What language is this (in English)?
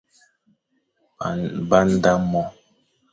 Fang